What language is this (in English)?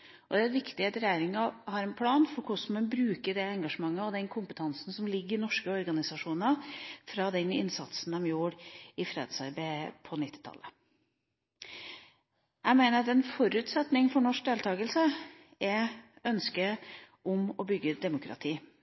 Norwegian Bokmål